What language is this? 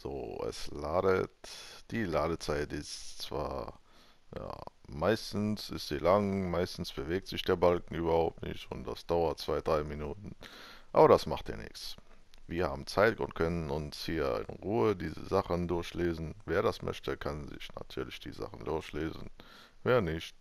German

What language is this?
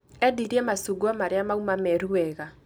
Kikuyu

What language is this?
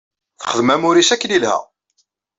Kabyle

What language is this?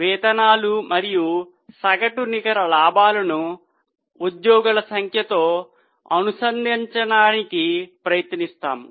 Telugu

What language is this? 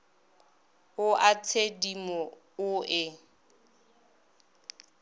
Northern Sotho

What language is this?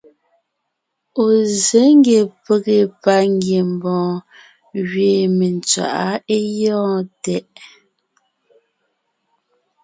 Ngiemboon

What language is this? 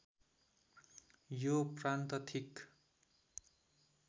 Nepali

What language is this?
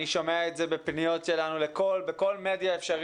Hebrew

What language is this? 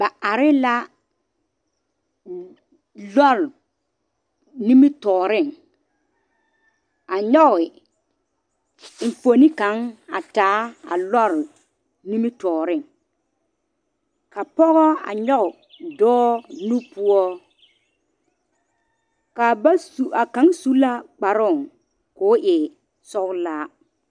Southern Dagaare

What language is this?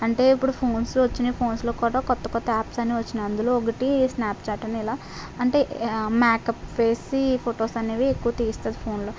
Telugu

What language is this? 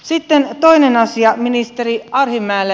Finnish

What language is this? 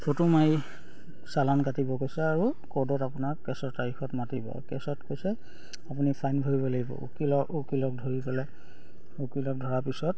Assamese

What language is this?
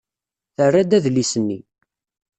Kabyle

